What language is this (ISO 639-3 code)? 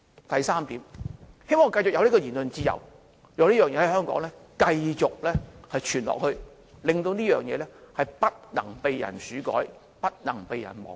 yue